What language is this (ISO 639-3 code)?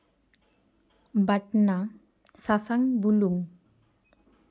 sat